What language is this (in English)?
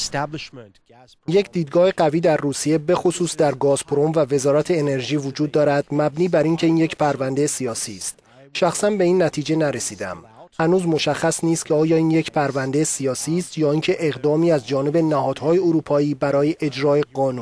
Persian